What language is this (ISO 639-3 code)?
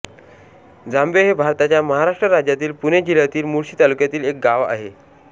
mar